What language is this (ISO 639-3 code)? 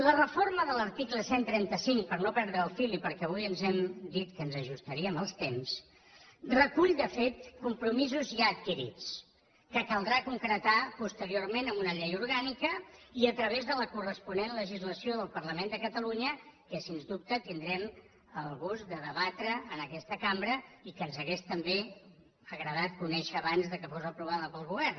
cat